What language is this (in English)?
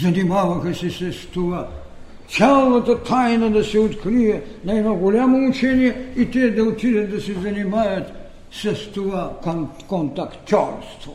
Bulgarian